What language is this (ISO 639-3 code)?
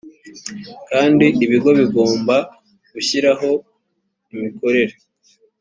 kin